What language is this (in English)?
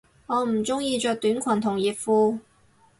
Cantonese